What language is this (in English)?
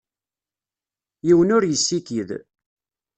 Kabyle